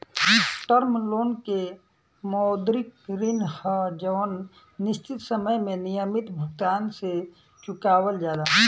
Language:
Bhojpuri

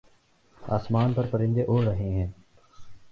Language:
Urdu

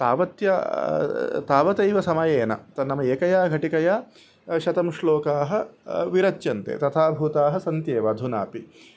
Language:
Sanskrit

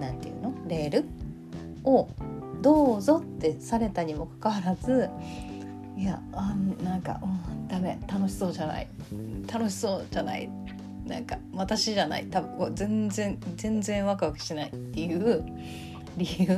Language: Japanese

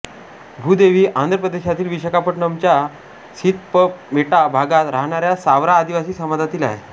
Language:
Marathi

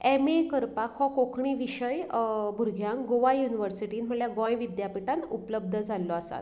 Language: Konkani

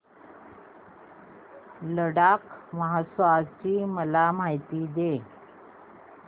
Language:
Marathi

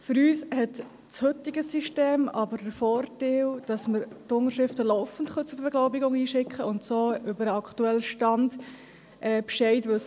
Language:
Swiss German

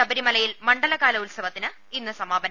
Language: Malayalam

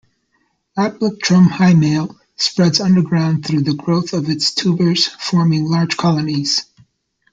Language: English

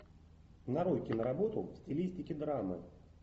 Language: Russian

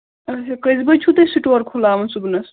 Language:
Kashmiri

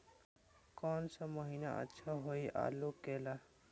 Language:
Magahi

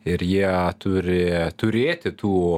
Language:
Lithuanian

